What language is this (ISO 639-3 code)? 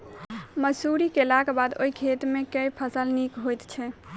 mai